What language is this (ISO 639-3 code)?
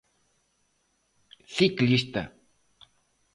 glg